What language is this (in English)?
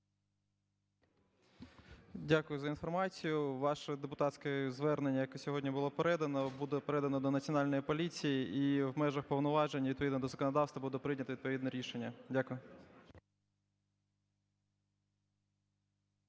Ukrainian